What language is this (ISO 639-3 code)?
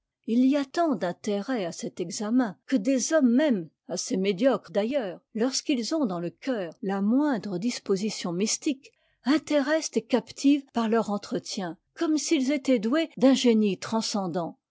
fra